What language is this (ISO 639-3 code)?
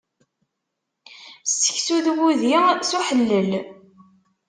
kab